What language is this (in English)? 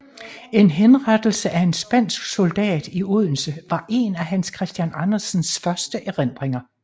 Danish